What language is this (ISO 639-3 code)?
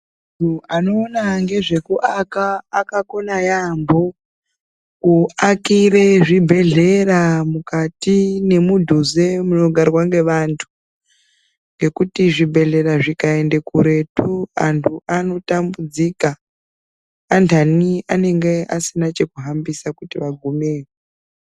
ndc